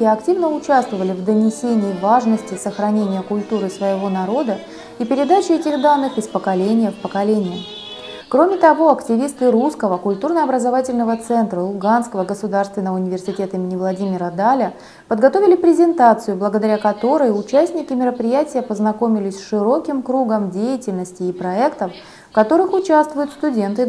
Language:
Russian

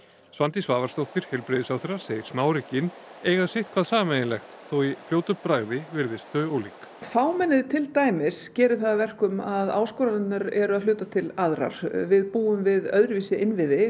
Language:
Icelandic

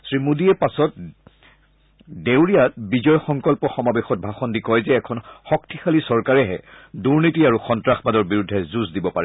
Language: Assamese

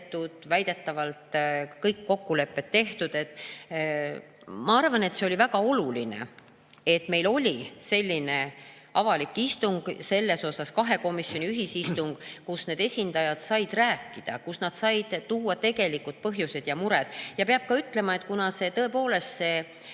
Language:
Estonian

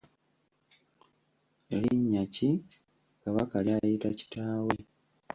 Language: Ganda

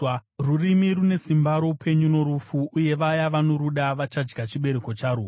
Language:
Shona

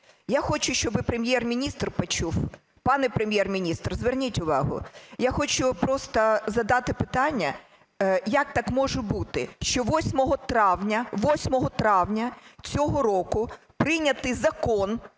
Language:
Ukrainian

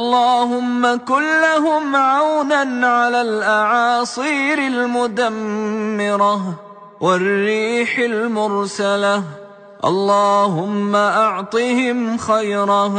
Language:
Arabic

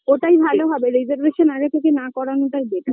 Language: Bangla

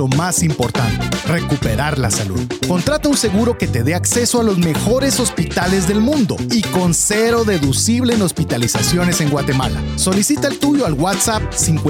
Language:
Spanish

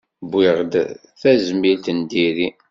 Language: Kabyle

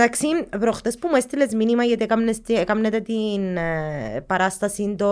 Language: Greek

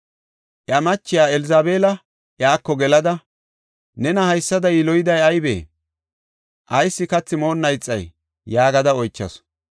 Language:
Gofa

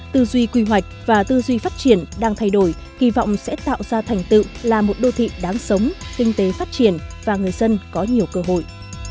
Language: Vietnamese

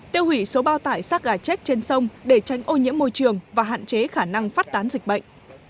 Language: Vietnamese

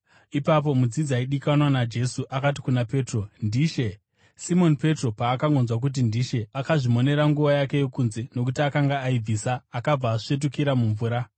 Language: Shona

